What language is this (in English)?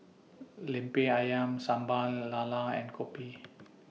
English